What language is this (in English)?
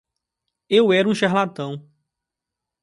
Portuguese